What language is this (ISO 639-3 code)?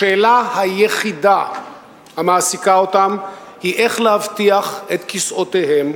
heb